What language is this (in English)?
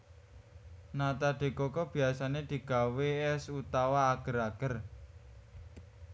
Javanese